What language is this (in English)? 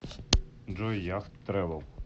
Russian